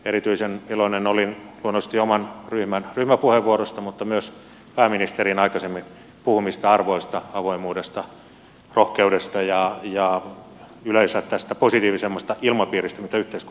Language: Finnish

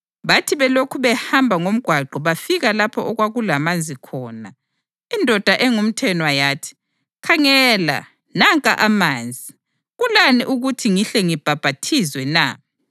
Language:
North Ndebele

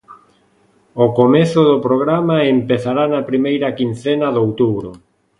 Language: Galician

